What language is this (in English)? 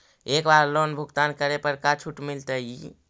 Magahi